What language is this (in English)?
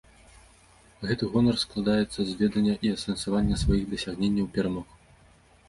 Belarusian